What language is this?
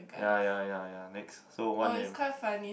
English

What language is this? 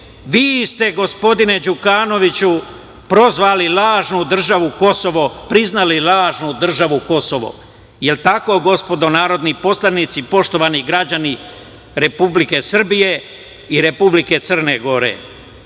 Serbian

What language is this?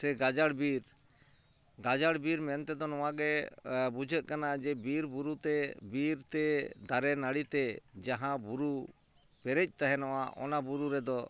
Santali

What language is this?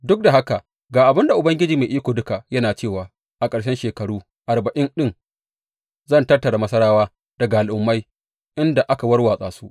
Hausa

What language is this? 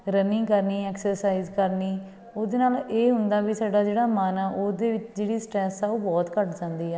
Punjabi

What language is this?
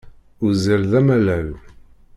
Kabyle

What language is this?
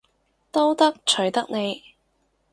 Cantonese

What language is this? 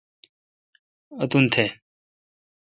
Kalkoti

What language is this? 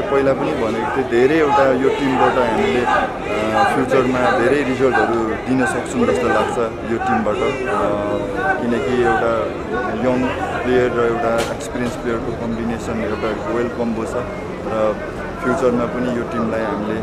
Romanian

